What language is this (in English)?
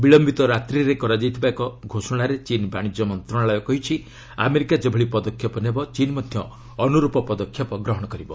Odia